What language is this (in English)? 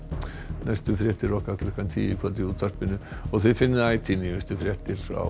Icelandic